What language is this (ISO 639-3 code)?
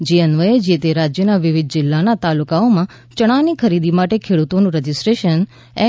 guj